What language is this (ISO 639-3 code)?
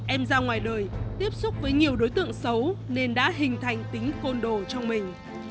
vie